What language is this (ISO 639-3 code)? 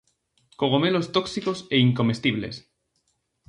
glg